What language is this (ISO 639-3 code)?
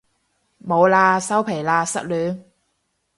yue